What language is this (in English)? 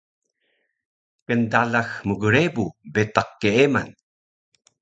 Taroko